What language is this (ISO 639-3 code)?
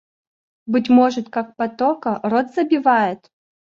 rus